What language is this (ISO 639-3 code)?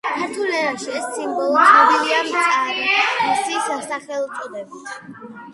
kat